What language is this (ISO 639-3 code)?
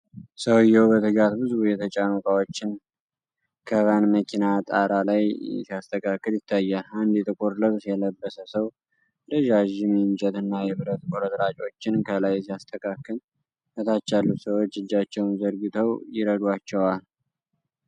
amh